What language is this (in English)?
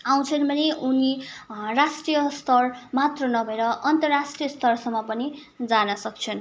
Nepali